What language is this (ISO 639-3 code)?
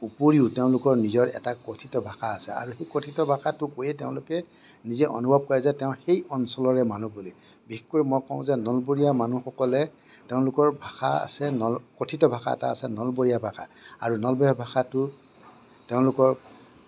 asm